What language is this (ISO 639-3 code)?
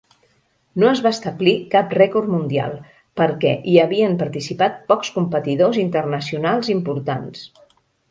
cat